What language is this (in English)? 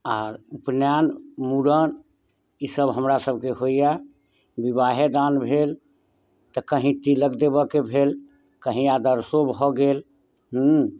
Maithili